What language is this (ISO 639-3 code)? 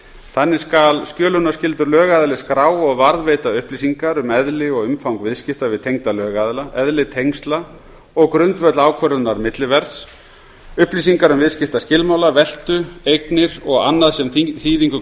isl